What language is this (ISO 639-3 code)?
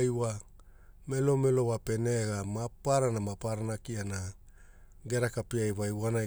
hul